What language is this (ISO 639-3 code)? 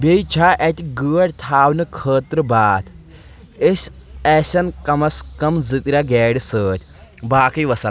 kas